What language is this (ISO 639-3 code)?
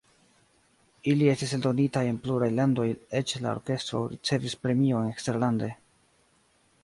epo